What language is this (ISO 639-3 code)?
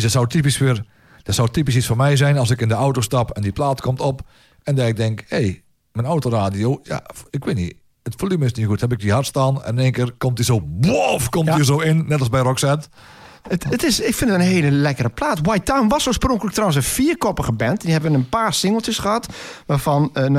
nld